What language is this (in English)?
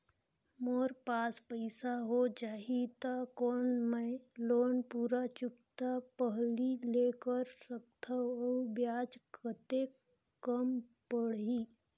Chhattisgarhi